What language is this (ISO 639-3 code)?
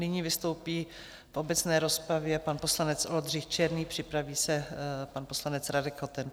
ces